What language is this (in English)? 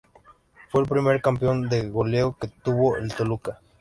Spanish